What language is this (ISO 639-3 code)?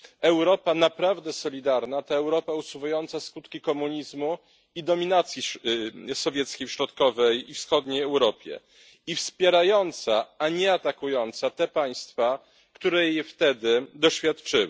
pol